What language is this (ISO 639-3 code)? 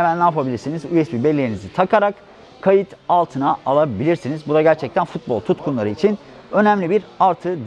tur